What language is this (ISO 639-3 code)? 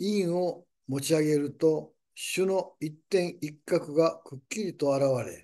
jpn